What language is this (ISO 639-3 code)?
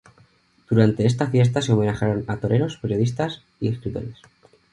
spa